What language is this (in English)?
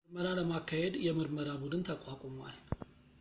Amharic